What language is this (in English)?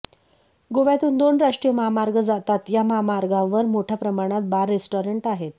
Marathi